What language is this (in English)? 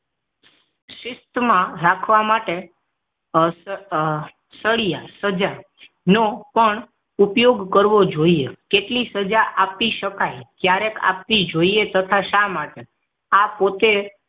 Gujarati